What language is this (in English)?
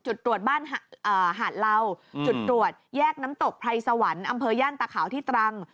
Thai